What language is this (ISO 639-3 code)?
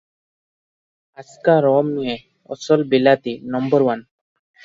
ori